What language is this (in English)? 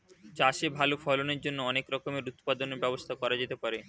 Bangla